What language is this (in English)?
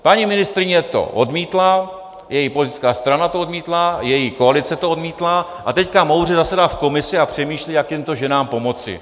Czech